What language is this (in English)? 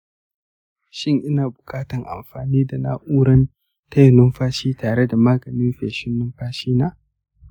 Hausa